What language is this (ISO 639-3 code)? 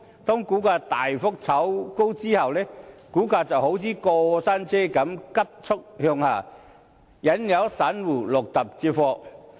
yue